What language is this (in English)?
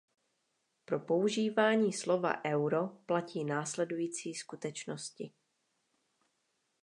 Czech